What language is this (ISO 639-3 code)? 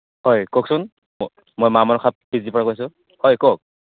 asm